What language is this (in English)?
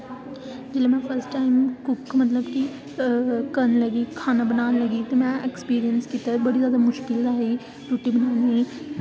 Dogri